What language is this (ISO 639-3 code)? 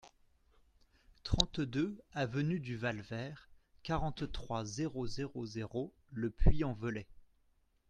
fra